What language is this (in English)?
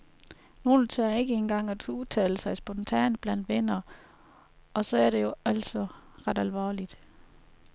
Danish